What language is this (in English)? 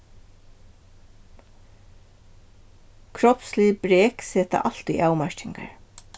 Faroese